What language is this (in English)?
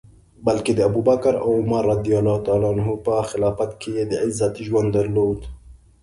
Pashto